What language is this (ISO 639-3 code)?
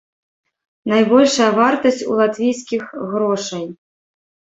bel